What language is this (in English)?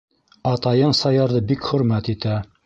Bashkir